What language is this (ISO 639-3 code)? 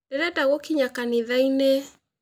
kik